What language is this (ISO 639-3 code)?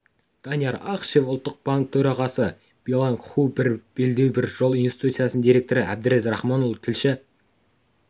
kaz